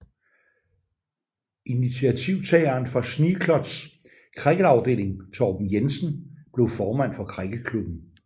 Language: Danish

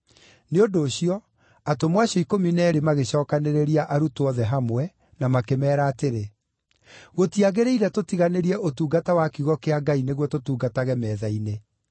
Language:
Kikuyu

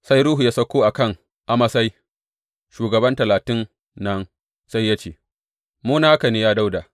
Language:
Hausa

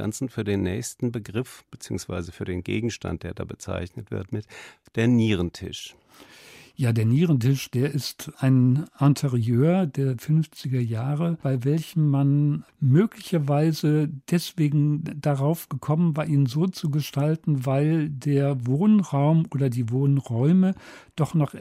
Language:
German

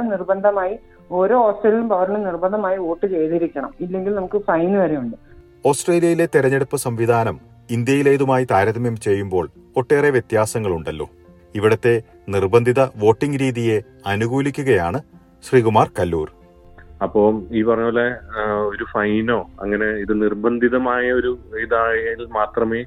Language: Malayalam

